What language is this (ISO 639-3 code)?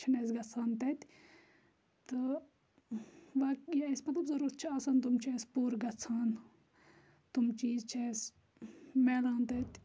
kas